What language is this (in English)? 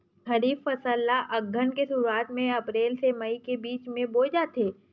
Chhattisgarhi